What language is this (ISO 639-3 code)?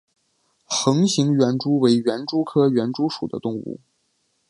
zho